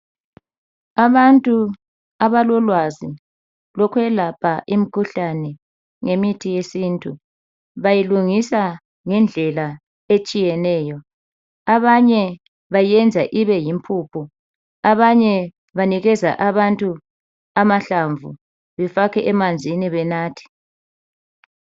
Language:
North Ndebele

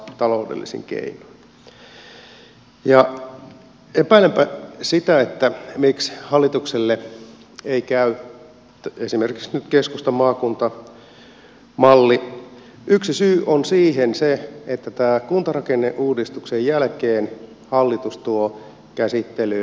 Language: Finnish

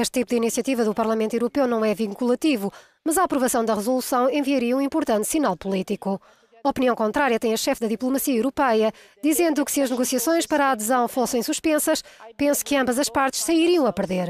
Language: Portuguese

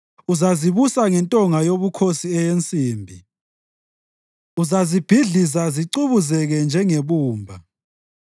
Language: North Ndebele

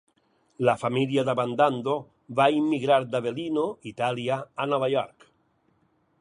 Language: Catalan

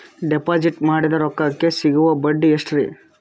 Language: Kannada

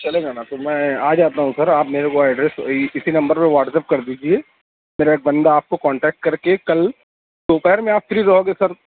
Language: Urdu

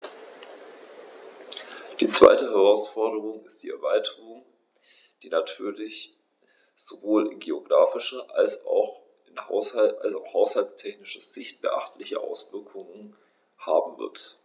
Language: German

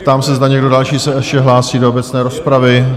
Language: Czech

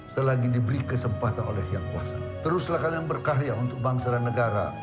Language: Indonesian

